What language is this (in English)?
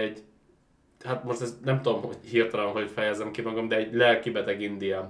Hungarian